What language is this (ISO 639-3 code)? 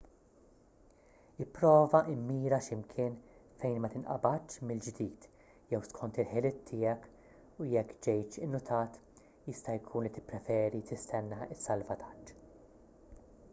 mlt